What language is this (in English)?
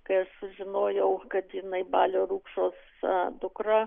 Lithuanian